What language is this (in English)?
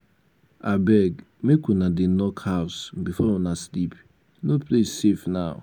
Nigerian Pidgin